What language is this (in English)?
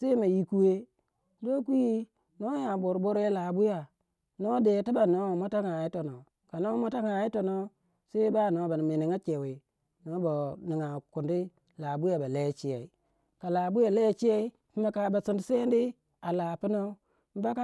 Waja